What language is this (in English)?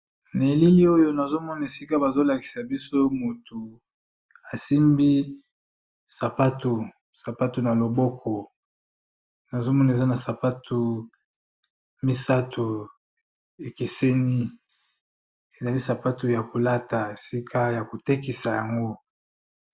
Lingala